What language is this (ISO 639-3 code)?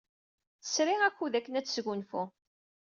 kab